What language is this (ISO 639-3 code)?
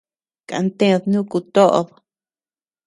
cux